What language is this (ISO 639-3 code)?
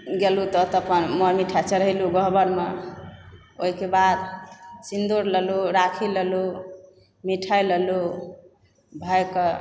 mai